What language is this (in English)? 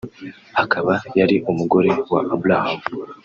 Kinyarwanda